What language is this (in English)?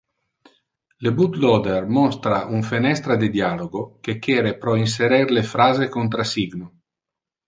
Interlingua